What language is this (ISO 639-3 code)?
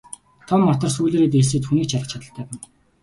mon